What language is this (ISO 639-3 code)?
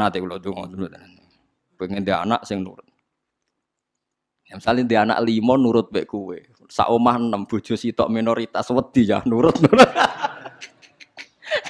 ind